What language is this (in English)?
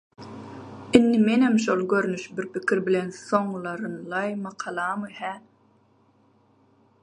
Turkmen